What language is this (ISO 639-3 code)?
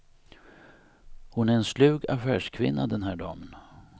swe